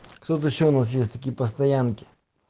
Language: Russian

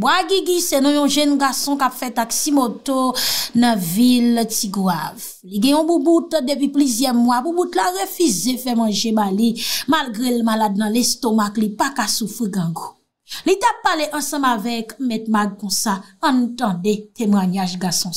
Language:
French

